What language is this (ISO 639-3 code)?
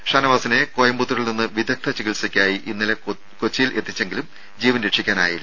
mal